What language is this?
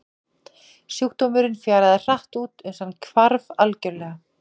Icelandic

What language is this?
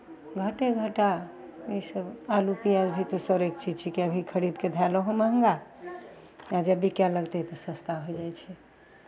Maithili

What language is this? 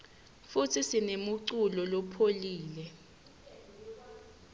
Swati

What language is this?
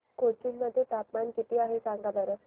Marathi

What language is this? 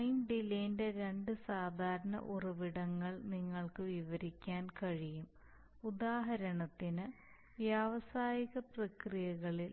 Malayalam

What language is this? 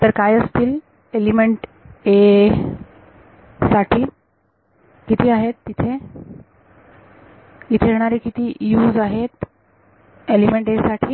Marathi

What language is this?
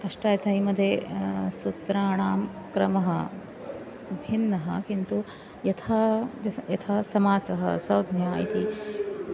Sanskrit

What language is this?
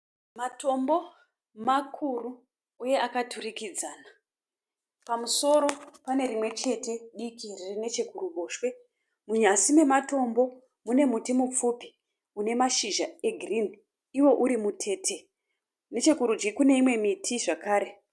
Shona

